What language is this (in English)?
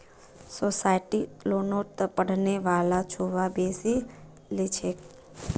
Magahi